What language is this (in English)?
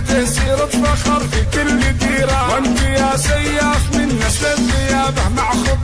Arabic